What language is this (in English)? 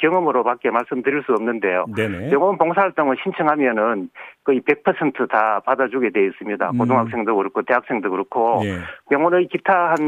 Korean